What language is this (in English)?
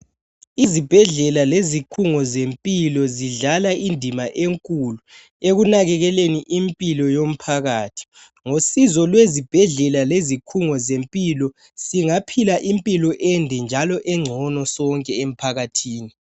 North Ndebele